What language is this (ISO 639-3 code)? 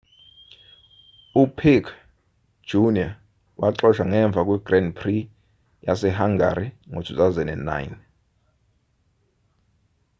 zul